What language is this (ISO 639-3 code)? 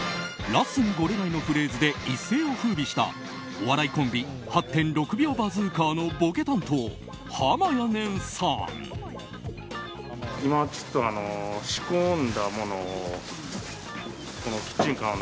jpn